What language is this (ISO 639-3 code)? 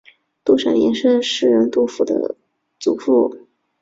zho